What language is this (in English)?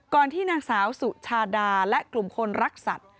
Thai